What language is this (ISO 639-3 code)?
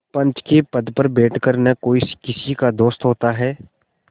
hin